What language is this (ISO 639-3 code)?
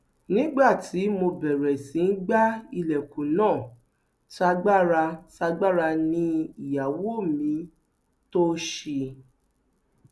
yor